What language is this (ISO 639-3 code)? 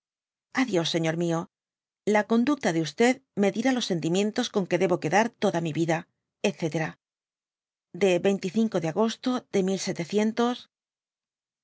spa